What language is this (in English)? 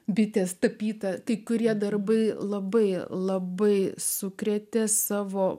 Lithuanian